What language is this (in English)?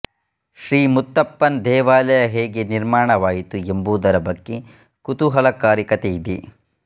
Kannada